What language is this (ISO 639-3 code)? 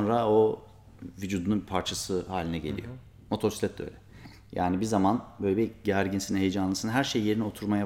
tur